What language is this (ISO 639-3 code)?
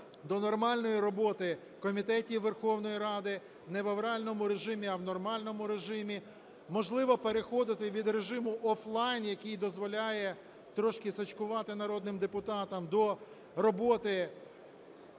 ukr